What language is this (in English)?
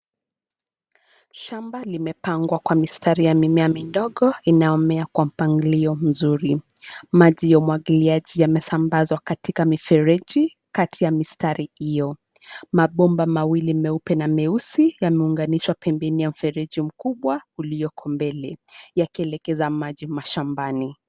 Swahili